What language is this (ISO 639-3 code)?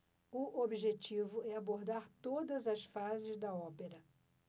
por